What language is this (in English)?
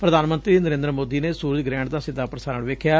Punjabi